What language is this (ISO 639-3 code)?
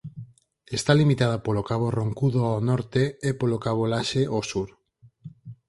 glg